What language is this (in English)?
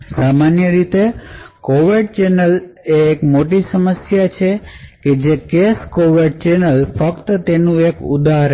Gujarati